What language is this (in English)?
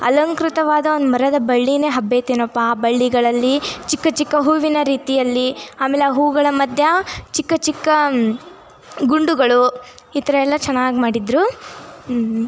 Kannada